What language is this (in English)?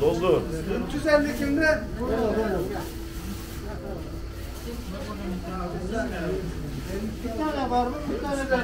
Turkish